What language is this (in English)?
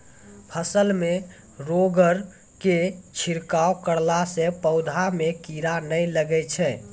Maithili